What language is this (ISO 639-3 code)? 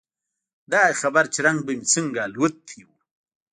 pus